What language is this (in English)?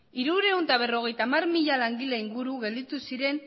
Basque